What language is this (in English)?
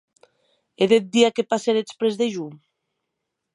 Occitan